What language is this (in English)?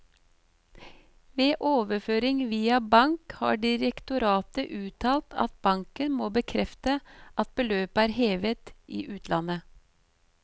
Norwegian